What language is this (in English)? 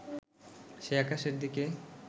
Bangla